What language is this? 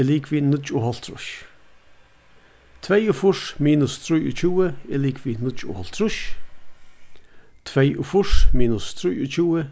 Faroese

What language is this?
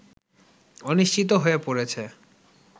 Bangla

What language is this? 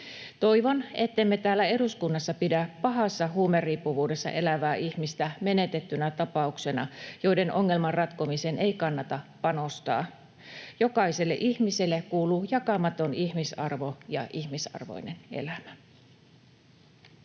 Finnish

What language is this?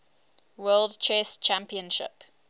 English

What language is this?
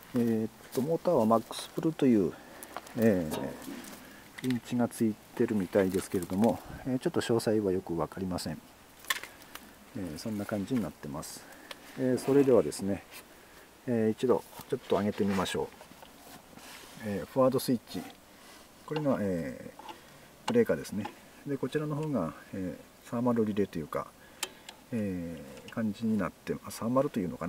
Japanese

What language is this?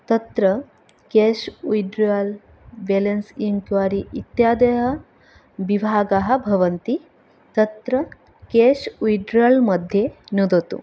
Sanskrit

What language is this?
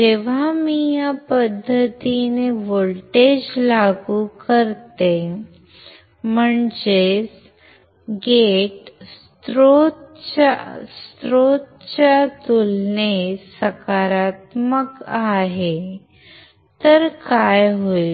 Marathi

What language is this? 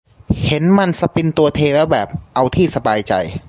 Thai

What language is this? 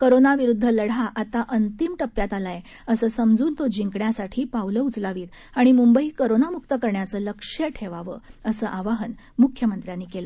Marathi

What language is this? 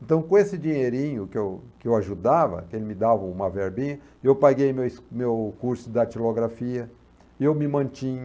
Portuguese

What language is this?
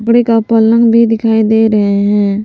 Hindi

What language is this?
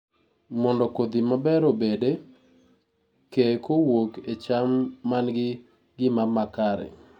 Luo (Kenya and Tanzania)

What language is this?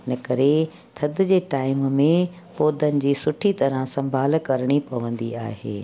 Sindhi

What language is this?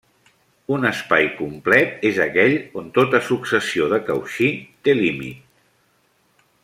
Catalan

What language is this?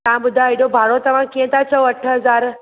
Sindhi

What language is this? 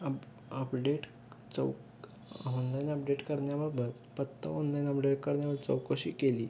Marathi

